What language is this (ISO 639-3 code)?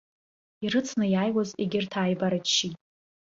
abk